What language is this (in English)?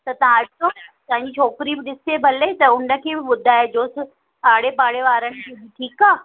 Sindhi